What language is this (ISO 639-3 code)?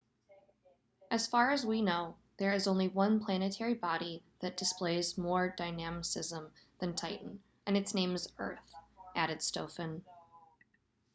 eng